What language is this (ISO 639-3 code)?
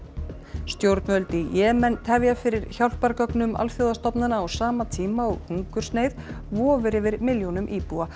isl